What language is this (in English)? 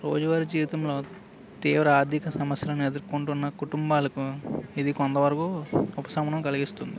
Telugu